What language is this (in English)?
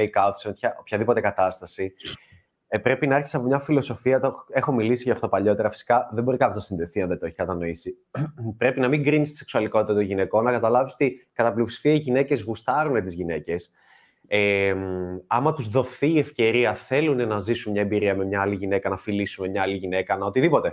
Greek